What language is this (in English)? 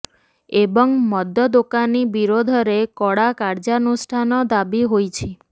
Odia